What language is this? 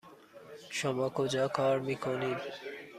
Persian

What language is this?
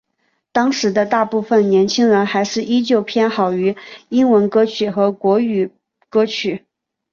Chinese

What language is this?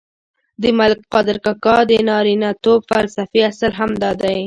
Pashto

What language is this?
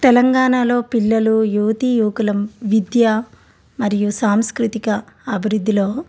Telugu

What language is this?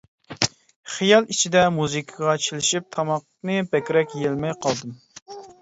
Uyghur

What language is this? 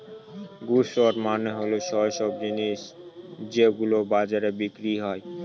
Bangla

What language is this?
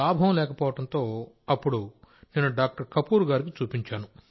Telugu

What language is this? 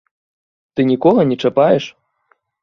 Belarusian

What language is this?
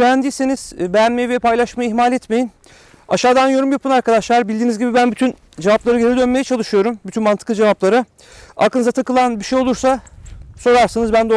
Turkish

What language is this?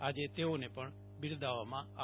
Gujarati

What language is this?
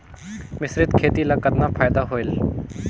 Chhattisgarhi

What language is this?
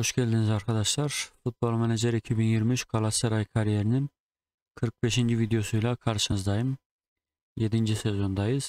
Turkish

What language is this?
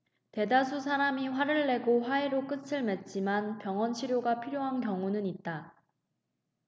Korean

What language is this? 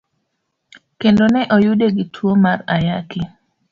Luo (Kenya and Tanzania)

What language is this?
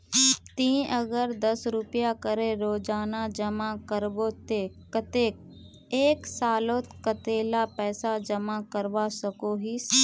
Magahi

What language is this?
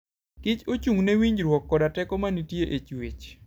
Luo (Kenya and Tanzania)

